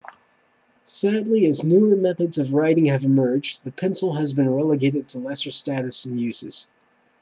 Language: English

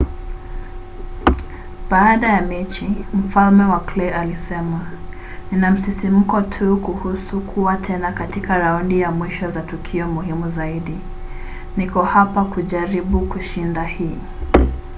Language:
Swahili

